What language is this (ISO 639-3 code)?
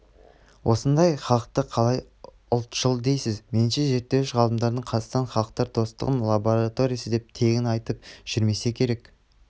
kaz